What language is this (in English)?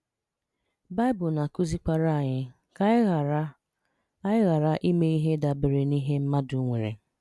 Igbo